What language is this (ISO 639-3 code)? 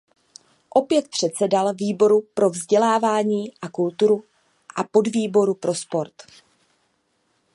ces